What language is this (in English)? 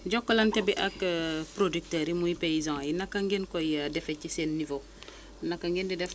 Wolof